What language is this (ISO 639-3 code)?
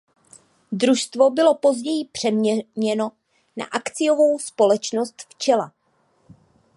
ces